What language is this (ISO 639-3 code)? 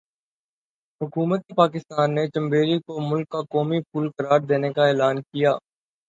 urd